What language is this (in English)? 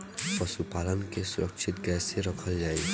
Bhojpuri